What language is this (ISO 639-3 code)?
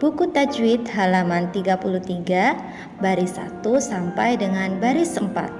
ind